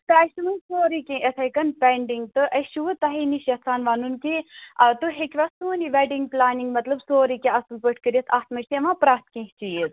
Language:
Kashmiri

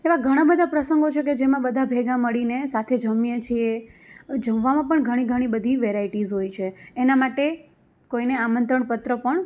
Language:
Gujarati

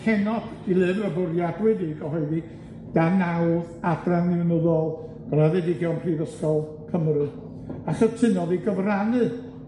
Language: Welsh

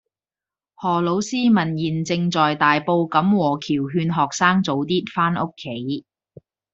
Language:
Cantonese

